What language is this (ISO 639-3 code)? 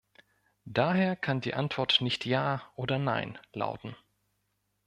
deu